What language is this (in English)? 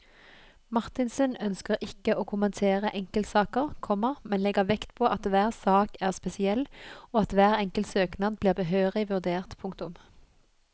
Norwegian